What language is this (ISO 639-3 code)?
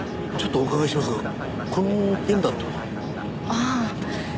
jpn